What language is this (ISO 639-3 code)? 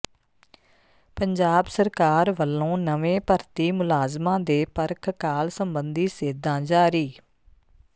pan